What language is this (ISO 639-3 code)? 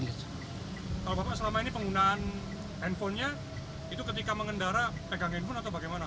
ind